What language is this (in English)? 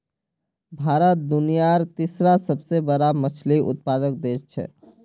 Magahi